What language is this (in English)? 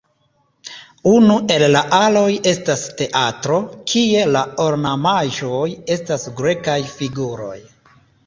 Esperanto